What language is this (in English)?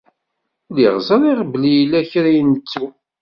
Kabyle